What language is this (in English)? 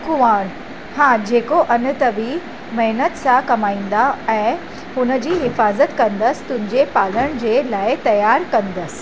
Sindhi